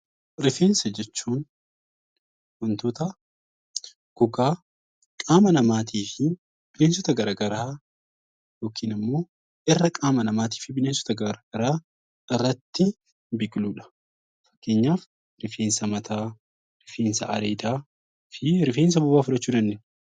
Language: Oromo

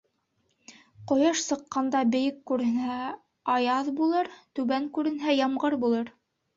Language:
Bashkir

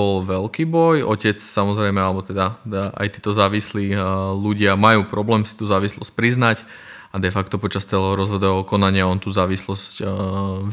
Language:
Slovak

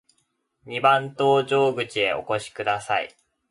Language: Japanese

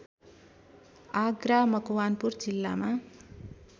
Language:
Nepali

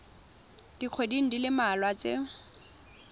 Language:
Tswana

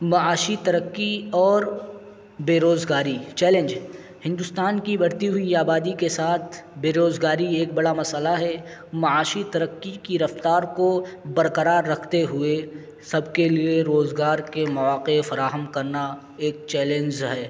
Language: Urdu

